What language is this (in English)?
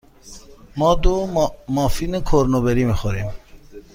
Persian